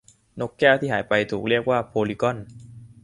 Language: Thai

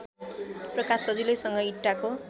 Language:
Nepali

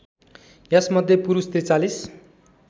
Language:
Nepali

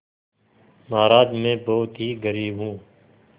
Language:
Hindi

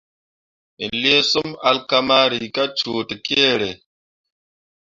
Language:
Mundang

